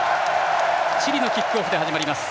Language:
Japanese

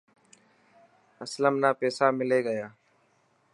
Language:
Dhatki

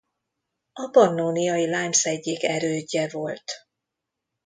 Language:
Hungarian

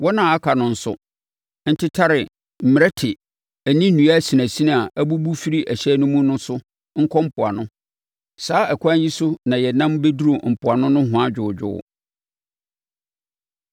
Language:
Akan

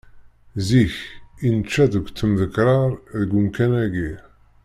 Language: Kabyle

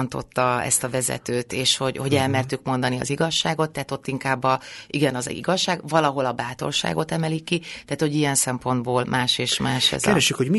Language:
Hungarian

